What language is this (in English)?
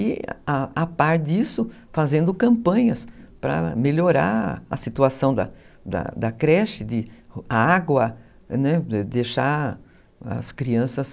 Portuguese